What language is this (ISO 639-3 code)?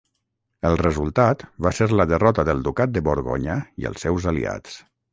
cat